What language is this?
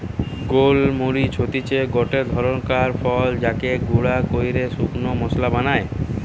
Bangla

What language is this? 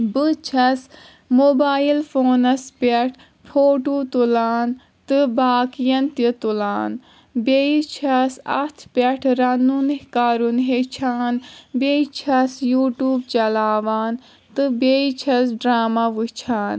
Kashmiri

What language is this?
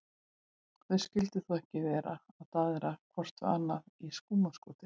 Icelandic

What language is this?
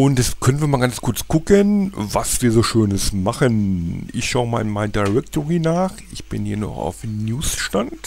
German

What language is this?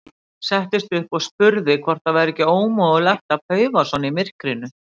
Icelandic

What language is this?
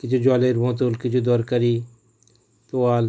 Bangla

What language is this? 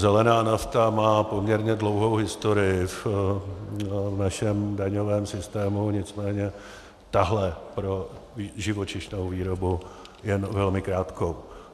Czech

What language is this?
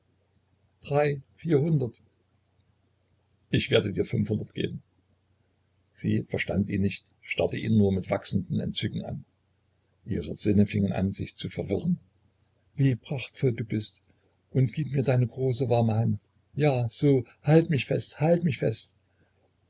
German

